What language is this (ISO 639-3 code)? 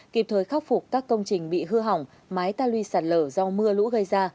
vie